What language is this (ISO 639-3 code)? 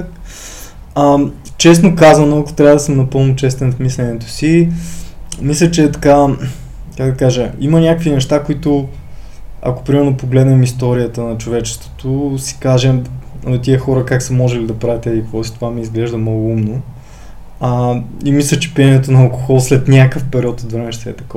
bul